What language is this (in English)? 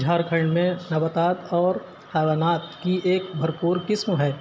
Urdu